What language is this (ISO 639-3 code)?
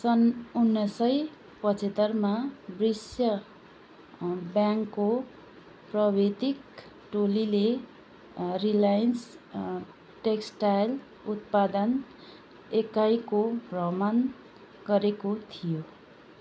nep